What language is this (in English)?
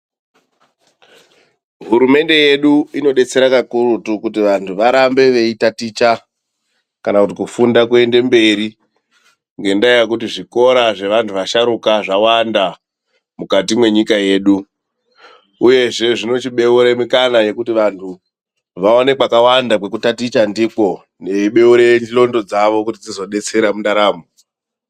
Ndau